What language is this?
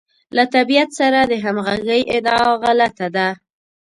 Pashto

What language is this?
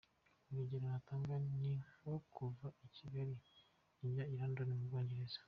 Kinyarwanda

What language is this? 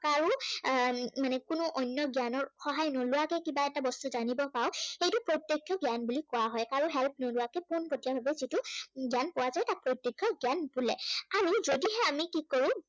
Assamese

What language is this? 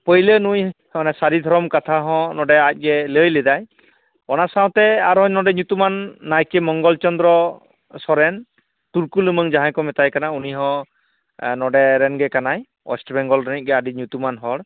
Santali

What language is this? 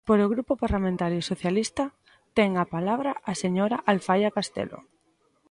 Galician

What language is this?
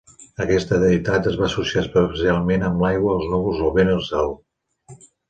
Catalan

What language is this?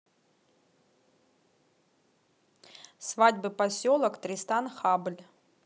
Russian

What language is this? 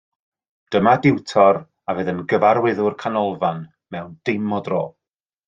Welsh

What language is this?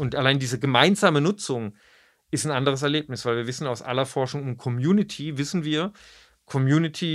German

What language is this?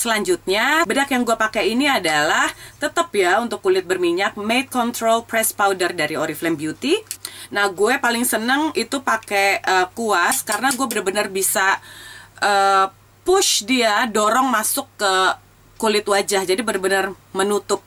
Indonesian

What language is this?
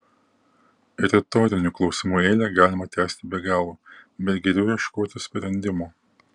Lithuanian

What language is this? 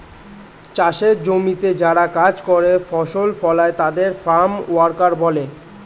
Bangla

